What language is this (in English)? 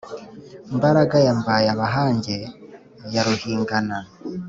Kinyarwanda